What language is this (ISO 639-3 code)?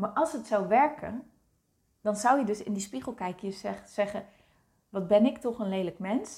nld